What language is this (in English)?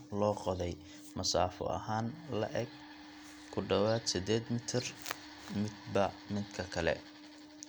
Somali